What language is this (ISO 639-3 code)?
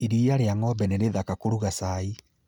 kik